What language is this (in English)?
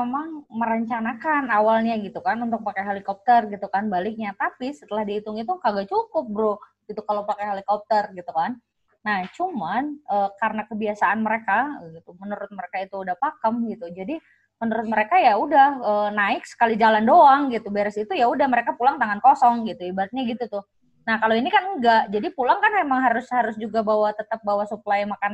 Indonesian